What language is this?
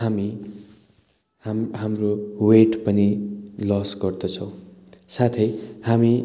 Nepali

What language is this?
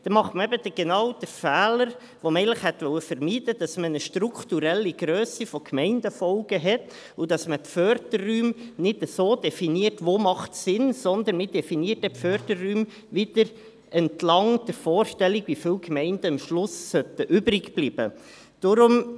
Swiss German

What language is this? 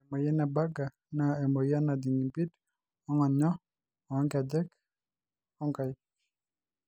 Masai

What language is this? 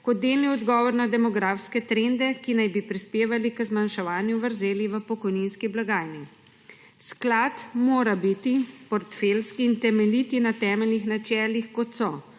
Slovenian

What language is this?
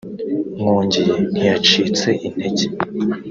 Kinyarwanda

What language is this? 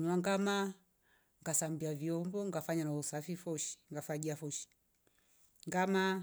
Rombo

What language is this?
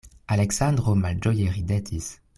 Esperanto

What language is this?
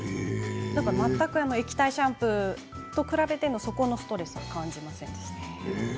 Japanese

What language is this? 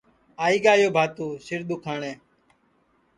Sansi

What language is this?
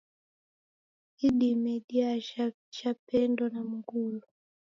Taita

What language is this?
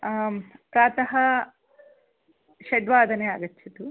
Sanskrit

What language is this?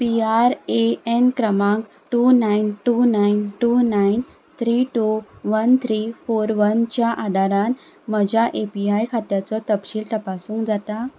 Konkani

